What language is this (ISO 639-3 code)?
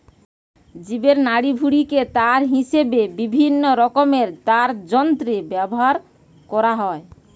ben